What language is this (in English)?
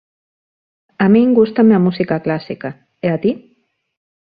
Galician